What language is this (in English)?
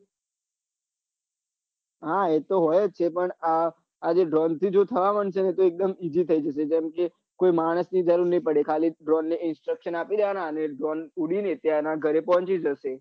Gujarati